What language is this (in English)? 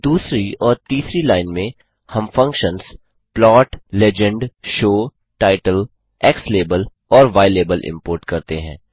Hindi